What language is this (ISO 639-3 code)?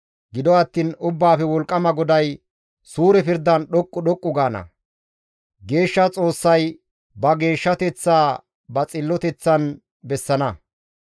gmv